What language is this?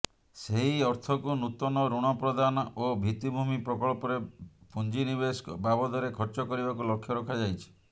Odia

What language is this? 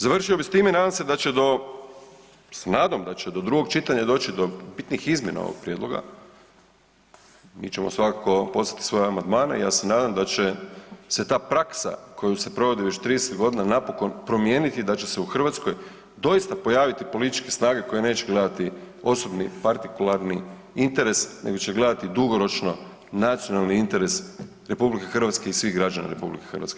Croatian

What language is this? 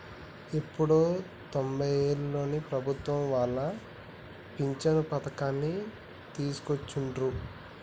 Telugu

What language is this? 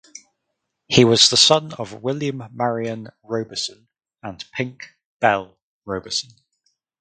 English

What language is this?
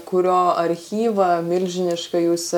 Lithuanian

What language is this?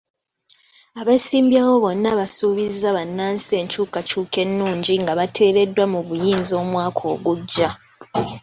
Ganda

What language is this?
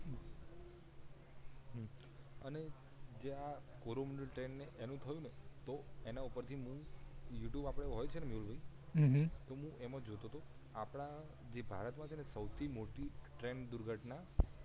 Gujarati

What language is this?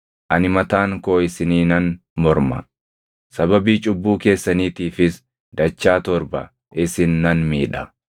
Oromo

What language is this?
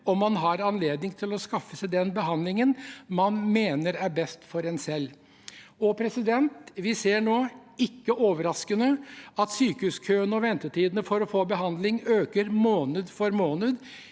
Norwegian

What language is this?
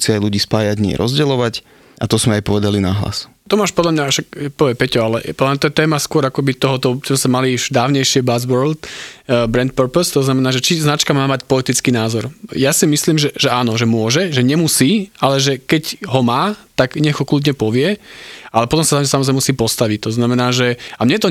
Slovak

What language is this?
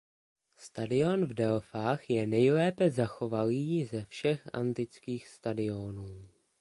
Czech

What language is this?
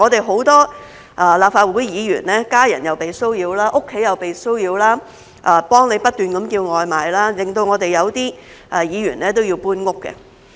Cantonese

